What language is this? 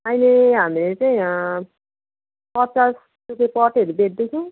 Nepali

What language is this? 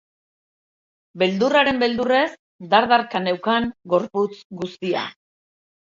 Basque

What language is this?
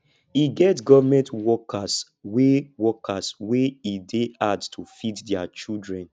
Nigerian Pidgin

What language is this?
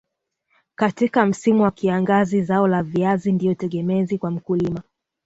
Swahili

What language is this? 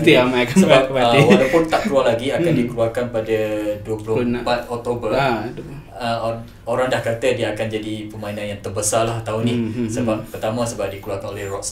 Malay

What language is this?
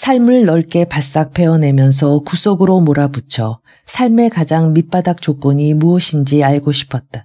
Korean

